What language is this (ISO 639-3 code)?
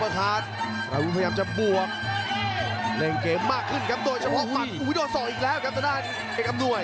tha